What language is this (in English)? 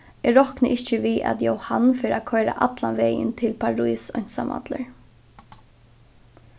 Faroese